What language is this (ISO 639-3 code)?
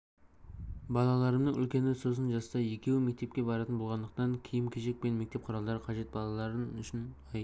kaz